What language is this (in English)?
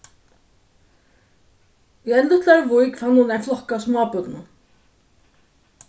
Faroese